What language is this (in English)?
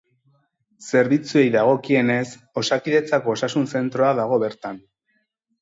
Basque